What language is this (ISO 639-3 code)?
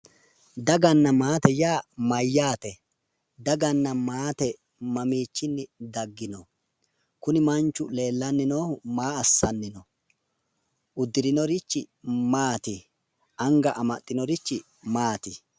sid